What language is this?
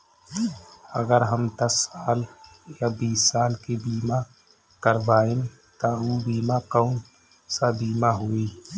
Bhojpuri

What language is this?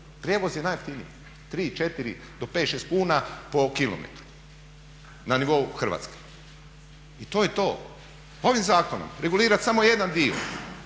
Croatian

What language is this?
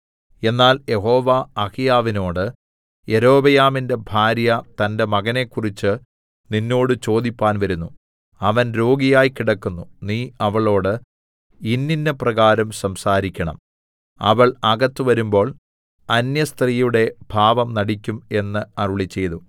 Malayalam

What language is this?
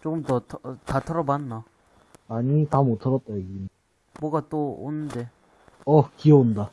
Korean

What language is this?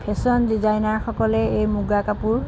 Assamese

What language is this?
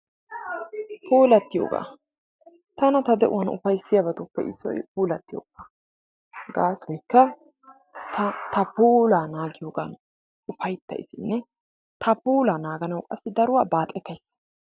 Wolaytta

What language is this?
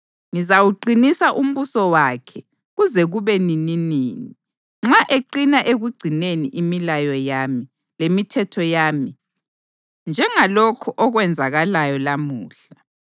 North Ndebele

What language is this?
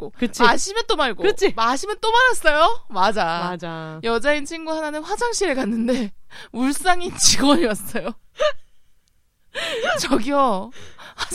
Korean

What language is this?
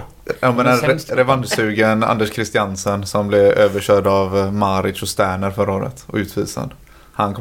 Swedish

